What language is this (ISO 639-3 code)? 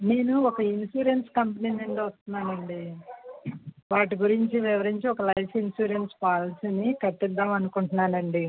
tel